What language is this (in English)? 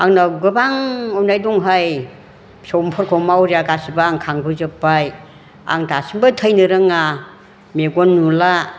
Bodo